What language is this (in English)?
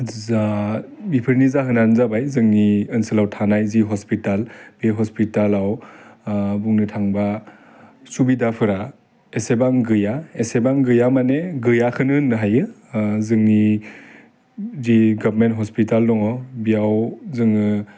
Bodo